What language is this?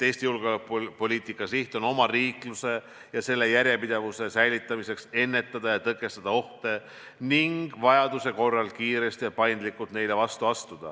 Estonian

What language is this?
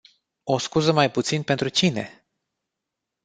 Romanian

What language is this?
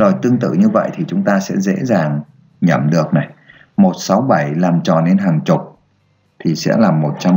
Vietnamese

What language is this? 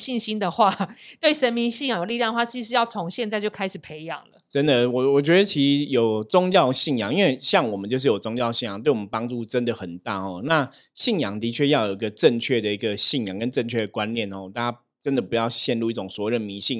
Chinese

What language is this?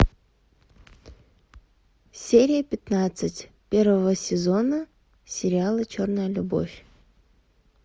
Russian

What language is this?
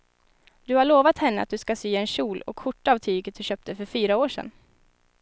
Swedish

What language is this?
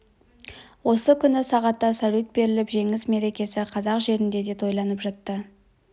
Kazakh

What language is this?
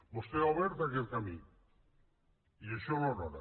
Catalan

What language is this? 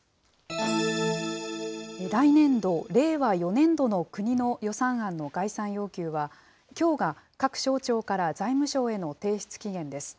Japanese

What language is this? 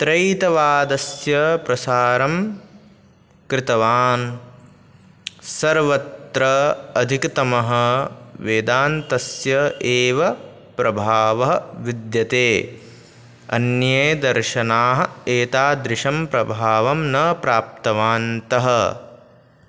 Sanskrit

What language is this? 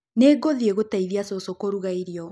Kikuyu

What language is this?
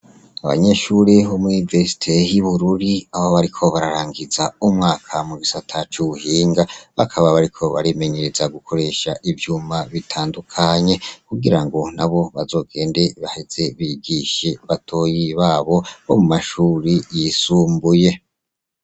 Rundi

